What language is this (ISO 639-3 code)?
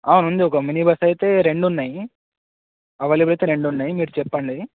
tel